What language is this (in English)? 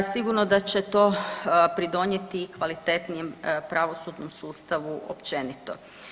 Croatian